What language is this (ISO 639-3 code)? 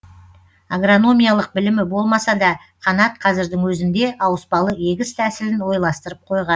kaz